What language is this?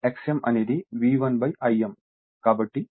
Telugu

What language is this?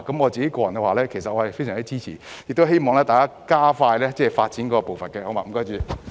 Cantonese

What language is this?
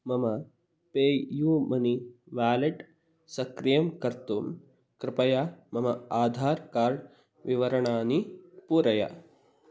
Sanskrit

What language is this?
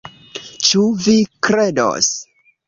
Esperanto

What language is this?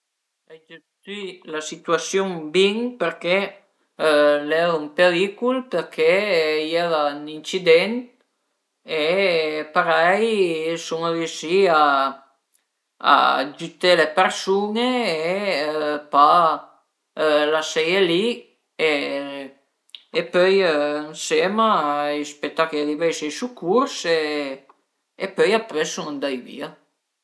Piedmontese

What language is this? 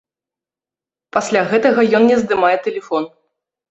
Belarusian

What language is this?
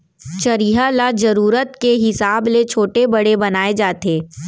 Chhattisgarhi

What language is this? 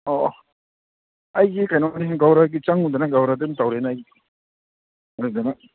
Manipuri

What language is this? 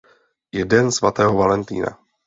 Czech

